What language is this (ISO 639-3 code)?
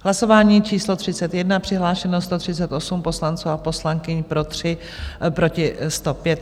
ces